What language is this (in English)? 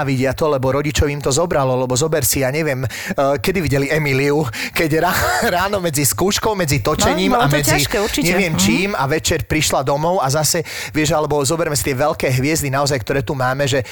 Slovak